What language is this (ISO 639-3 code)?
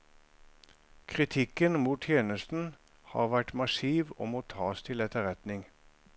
nor